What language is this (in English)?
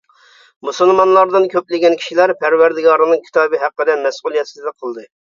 Uyghur